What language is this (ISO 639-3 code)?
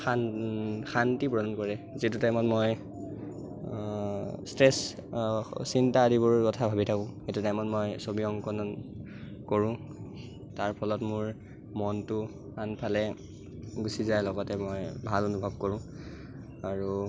asm